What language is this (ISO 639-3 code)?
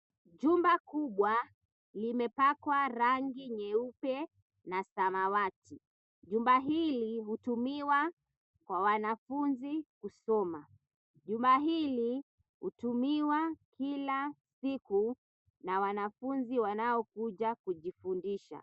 swa